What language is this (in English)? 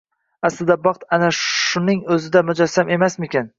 Uzbek